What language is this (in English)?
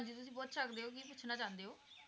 Punjabi